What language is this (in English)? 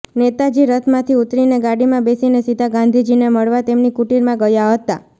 Gujarati